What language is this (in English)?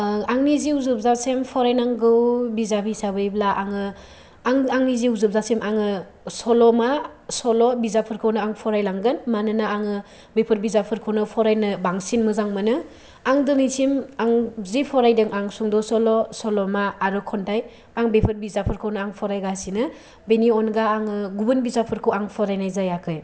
Bodo